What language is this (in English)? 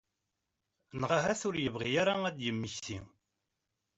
Kabyle